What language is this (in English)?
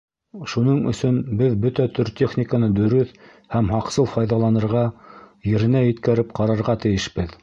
Bashkir